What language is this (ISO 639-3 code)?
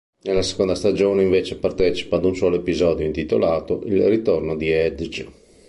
ita